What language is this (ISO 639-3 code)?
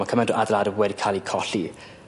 cym